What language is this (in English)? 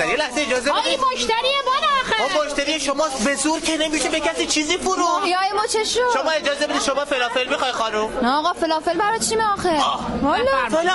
Persian